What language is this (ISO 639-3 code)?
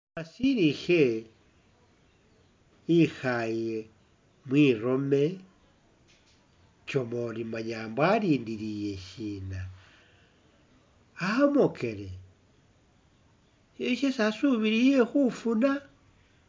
myx